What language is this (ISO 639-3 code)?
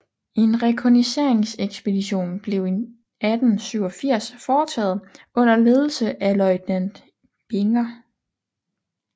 dan